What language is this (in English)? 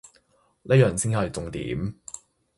Cantonese